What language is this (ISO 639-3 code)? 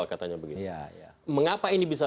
ind